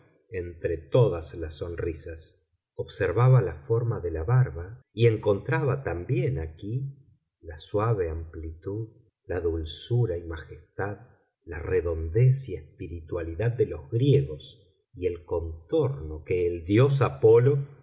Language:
Spanish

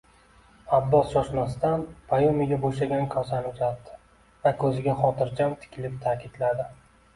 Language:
Uzbek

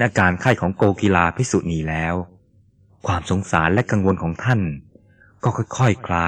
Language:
Thai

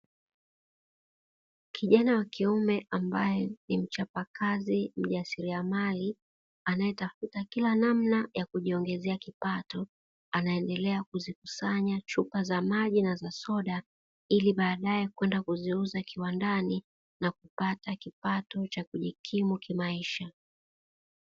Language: Swahili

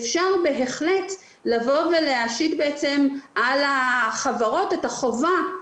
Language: Hebrew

